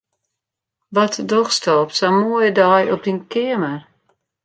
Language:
Western Frisian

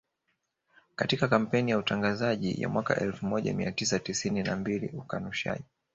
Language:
Swahili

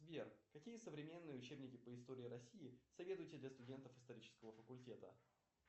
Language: Russian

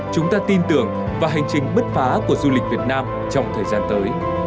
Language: Vietnamese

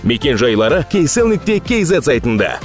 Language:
Kazakh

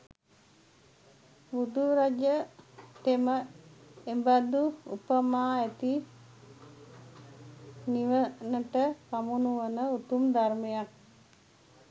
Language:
Sinhala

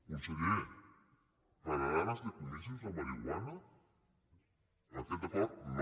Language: Catalan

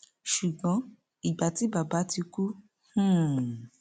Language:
Yoruba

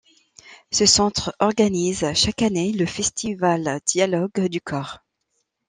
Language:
French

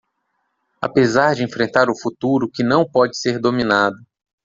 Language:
Portuguese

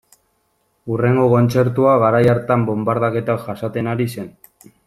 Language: Basque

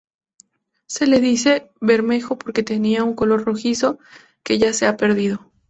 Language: Spanish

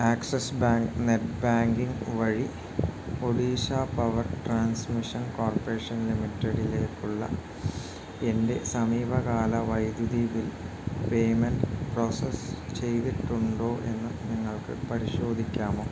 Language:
Malayalam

